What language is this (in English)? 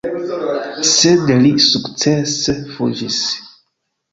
Esperanto